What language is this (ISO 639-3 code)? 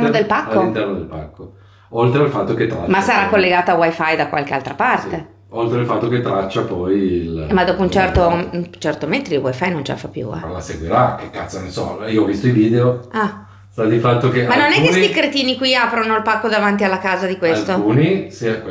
ita